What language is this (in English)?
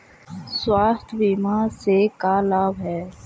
Magahi